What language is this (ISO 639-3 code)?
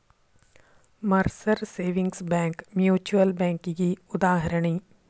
kan